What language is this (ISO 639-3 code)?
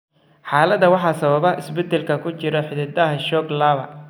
som